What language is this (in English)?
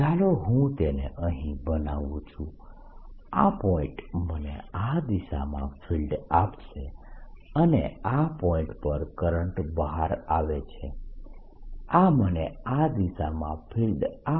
Gujarati